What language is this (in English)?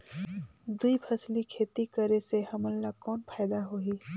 Chhattisgarhi